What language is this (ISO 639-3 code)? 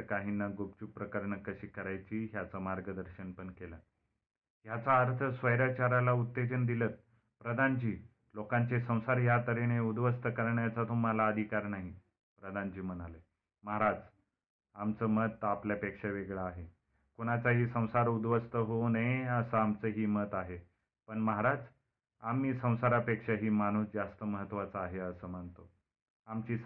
mar